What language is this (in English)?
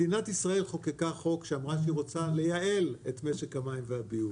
Hebrew